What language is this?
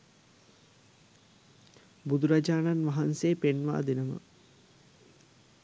Sinhala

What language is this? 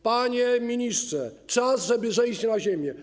Polish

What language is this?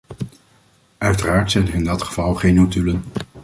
Dutch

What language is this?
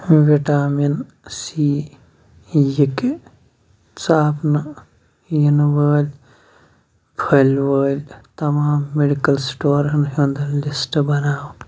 Kashmiri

